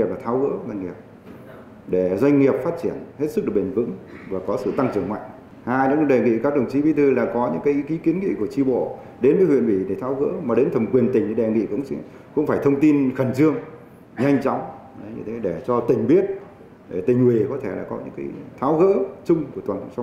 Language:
Vietnamese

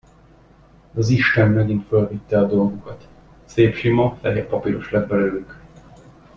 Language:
Hungarian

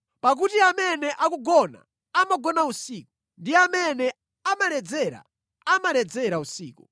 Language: Nyanja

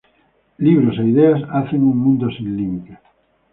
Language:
Spanish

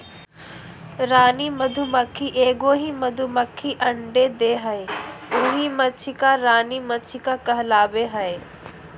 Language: Magahi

